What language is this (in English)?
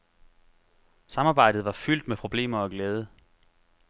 Danish